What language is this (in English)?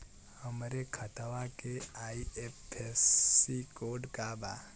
Bhojpuri